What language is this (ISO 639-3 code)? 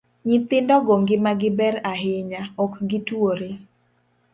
luo